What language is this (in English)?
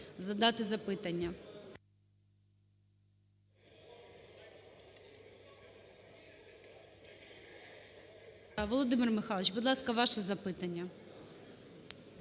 Ukrainian